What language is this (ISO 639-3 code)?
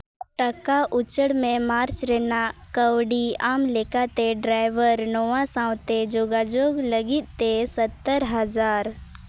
sat